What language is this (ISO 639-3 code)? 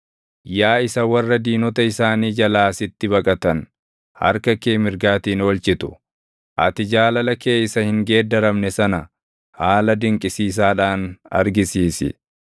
orm